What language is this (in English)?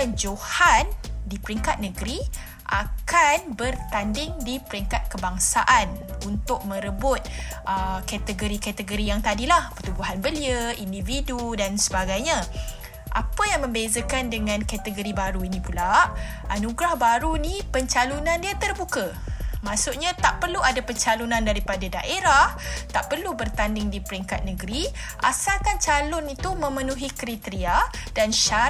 Malay